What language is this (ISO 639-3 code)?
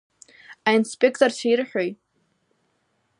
abk